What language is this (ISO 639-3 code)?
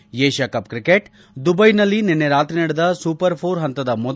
kan